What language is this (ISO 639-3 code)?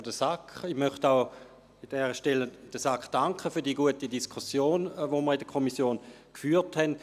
gsw